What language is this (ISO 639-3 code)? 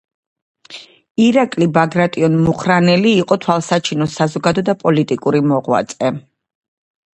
kat